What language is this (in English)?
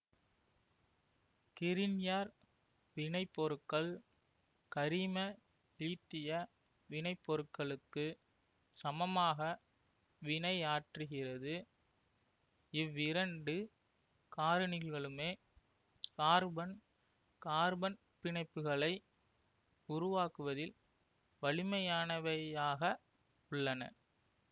Tamil